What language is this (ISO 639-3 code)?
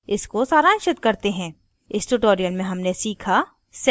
hin